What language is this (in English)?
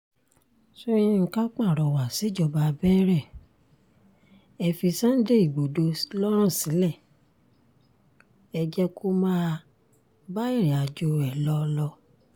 Yoruba